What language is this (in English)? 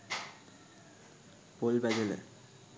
Sinhala